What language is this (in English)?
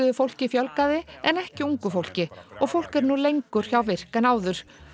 Icelandic